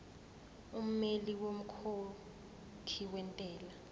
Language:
Zulu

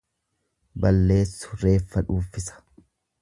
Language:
Oromo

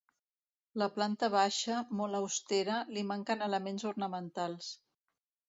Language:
Catalan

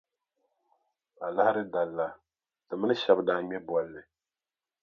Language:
Dagbani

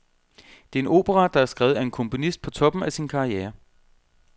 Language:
Danish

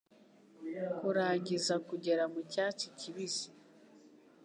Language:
Kinyarwanda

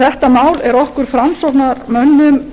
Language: Icelandic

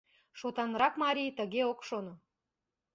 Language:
Mari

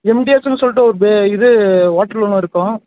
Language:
Tamil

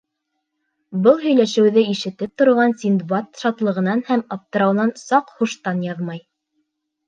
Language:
Bashkir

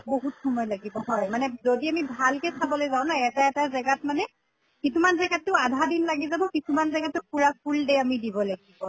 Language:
Assamese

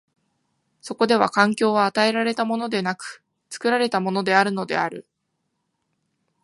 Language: Japanese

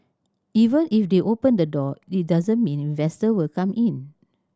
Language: English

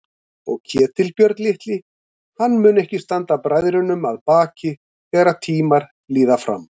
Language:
Icelandic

